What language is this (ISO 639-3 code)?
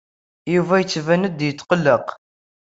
kab